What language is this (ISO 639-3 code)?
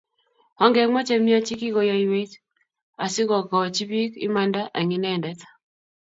kln